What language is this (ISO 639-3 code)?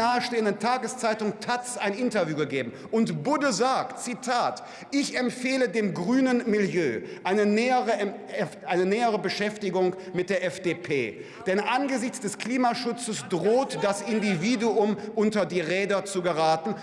deu